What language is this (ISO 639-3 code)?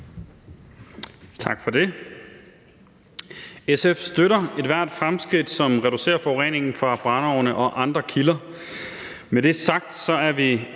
dan